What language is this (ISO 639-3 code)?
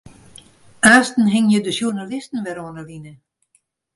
fry